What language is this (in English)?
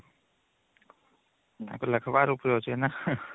Odia